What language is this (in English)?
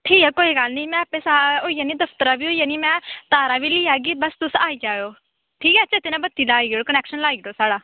Dogri